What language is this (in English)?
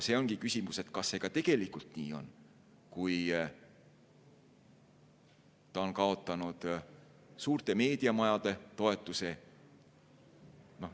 Estonian